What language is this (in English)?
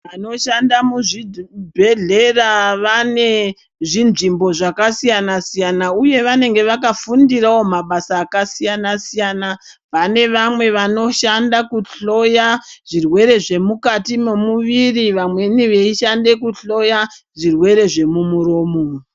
Ndau